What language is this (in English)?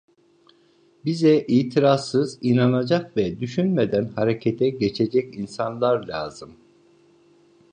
Turkish